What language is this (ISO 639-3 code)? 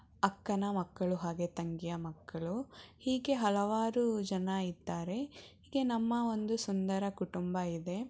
kan